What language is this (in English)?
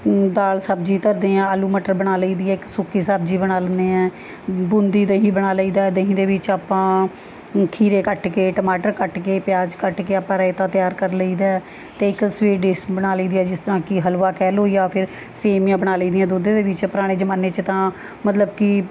Punjabi